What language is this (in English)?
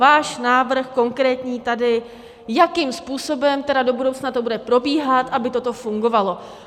Czech